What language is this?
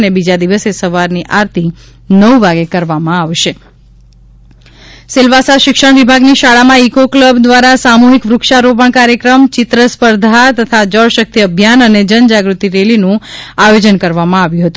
Gujarati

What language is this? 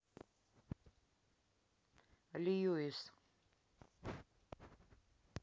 Russian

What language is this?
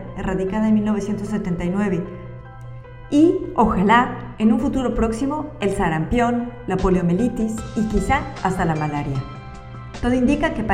Spanish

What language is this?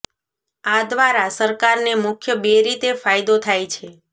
Gujarati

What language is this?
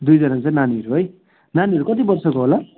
Nepali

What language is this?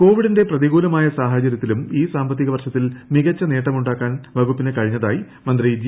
Malayalam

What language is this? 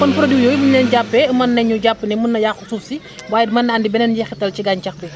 Wolof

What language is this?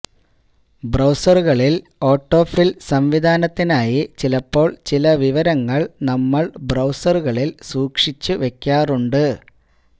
Malayalam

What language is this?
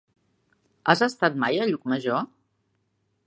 Catalan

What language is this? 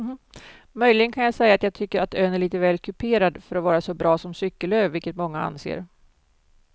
Swedish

